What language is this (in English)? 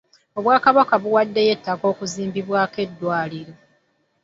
Ganda